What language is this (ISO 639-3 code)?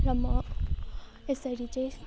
nep